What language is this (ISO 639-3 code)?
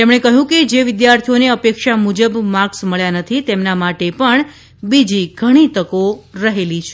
guj